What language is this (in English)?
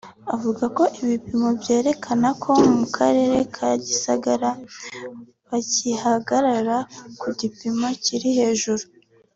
Kinyarwanda